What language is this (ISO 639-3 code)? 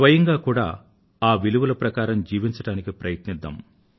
tel